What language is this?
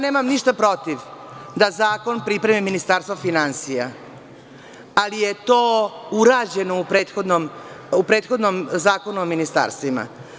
Serbian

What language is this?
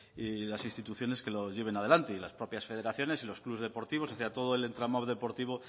Spanish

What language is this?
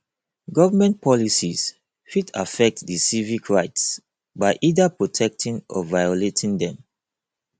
Nigerian Pidgin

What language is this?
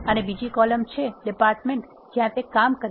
Gujarati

